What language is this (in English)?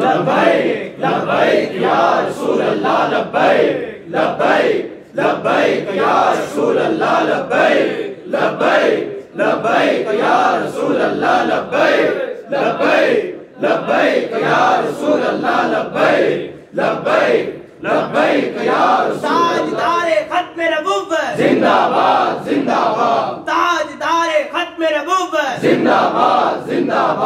Arabic